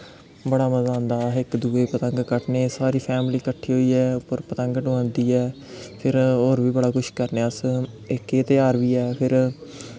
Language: Dogri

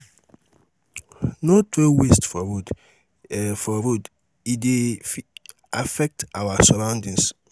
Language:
Nigerian Pidgin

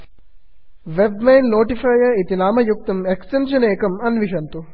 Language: Sanskrit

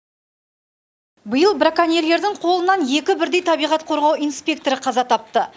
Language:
Kazakh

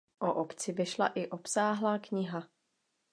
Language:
Czech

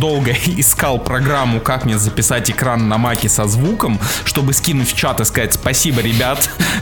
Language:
Russian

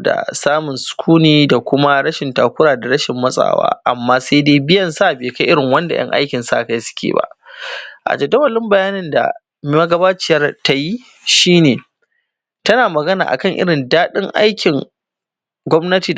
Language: Hausa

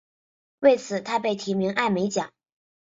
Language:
Chinese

